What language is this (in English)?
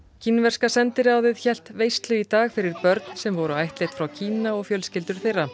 Icelandic